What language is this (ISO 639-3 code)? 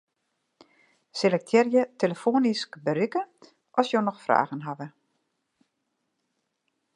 fry